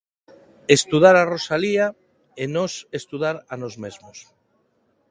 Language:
Galician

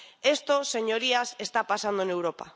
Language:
Spanish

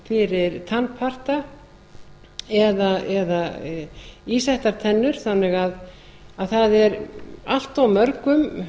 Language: Icelandic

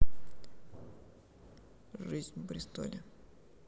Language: Russian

